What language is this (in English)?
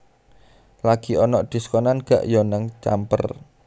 Javanese